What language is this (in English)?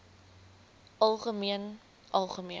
Afrikaans